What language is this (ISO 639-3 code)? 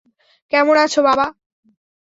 ben